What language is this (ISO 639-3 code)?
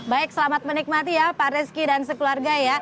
ind